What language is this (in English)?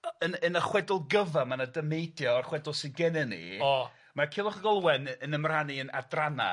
Welsh